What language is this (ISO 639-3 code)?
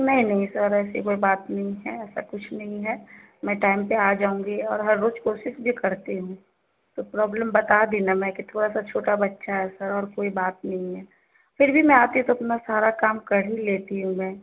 urd